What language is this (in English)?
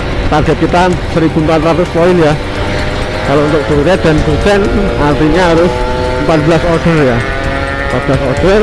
Indonesian